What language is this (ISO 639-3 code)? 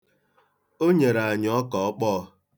ibo